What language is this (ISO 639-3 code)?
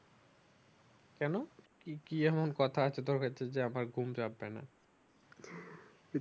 ben